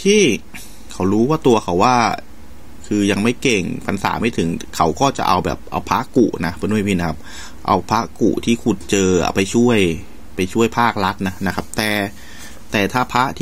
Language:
Thai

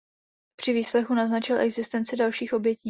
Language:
Czech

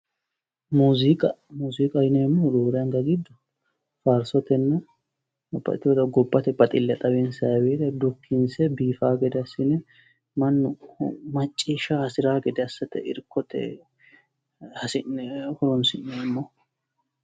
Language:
Sidamo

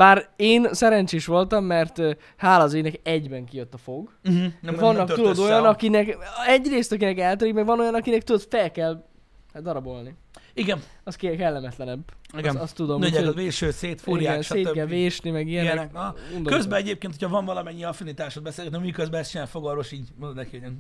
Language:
Hungarian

